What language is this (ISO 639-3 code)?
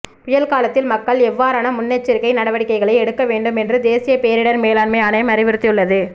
tam